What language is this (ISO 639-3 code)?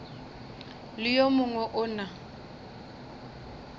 nso